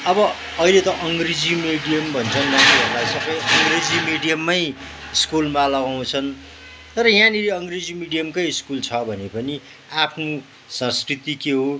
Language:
Nepali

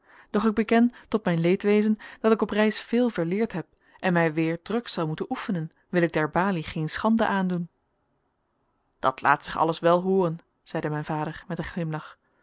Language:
Dutch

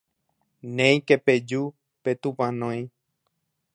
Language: Guarani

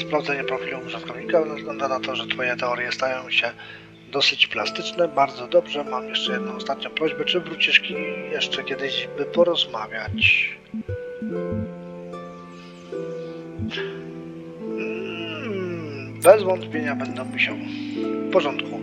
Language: Polish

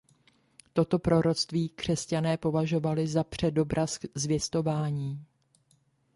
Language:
Czech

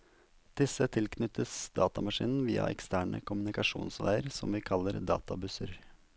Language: Norwegian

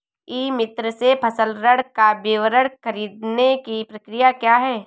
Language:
Hindi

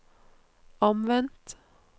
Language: Norwegian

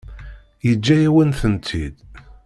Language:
Kabyle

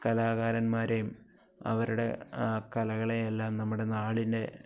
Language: Malayalam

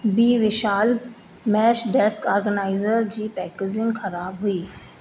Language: Sindhi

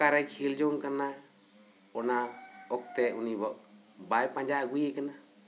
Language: Santali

